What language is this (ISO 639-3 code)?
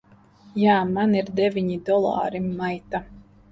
lav